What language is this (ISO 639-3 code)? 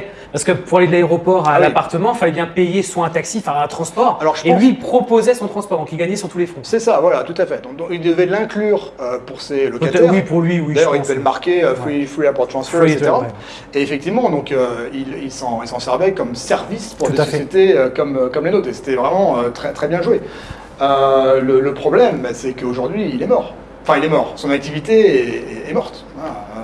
fra